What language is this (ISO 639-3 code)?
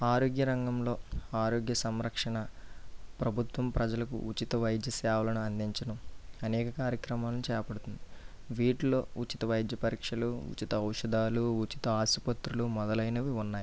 tel